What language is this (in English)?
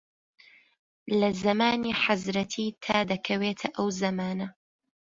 Central Kurdish